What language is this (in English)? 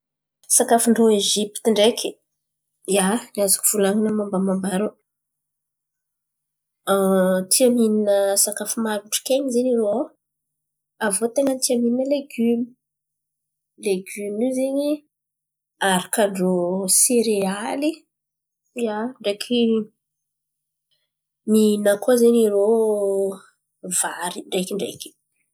Antankarana Malagasy